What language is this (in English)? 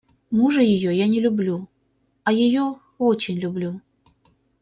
Russian